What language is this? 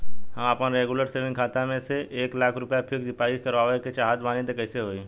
Bhojpuri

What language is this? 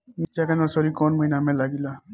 Bhojpuri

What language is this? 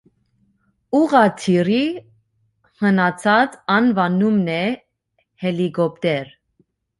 Armenian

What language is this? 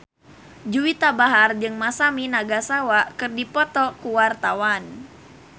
Sundanese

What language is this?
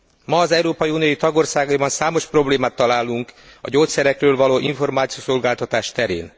Hungarian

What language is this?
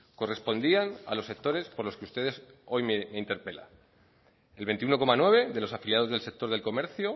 Spanish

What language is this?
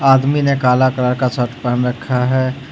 Hindi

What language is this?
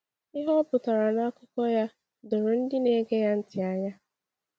Igbo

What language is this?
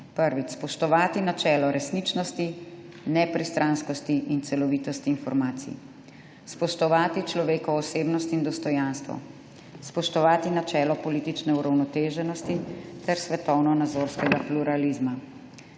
Slovenian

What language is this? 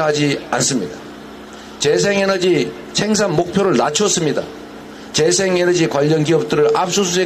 Korean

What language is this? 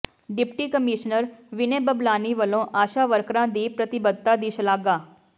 Punjabi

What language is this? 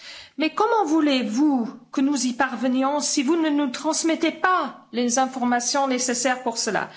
French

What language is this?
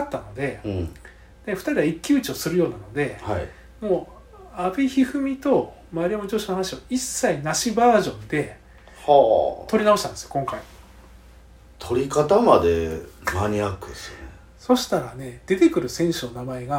Japanese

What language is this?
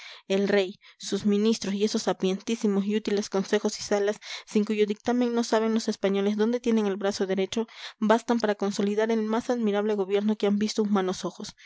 Spanish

